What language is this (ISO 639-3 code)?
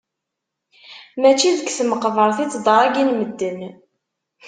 kab